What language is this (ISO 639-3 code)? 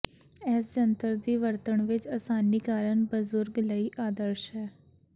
pan